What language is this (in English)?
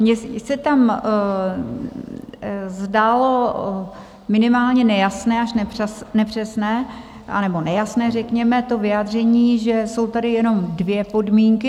Czech